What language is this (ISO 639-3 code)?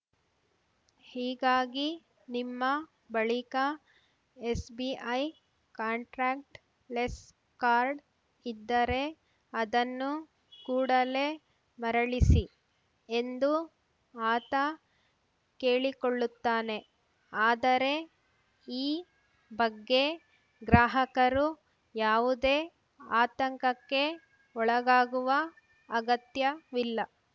kan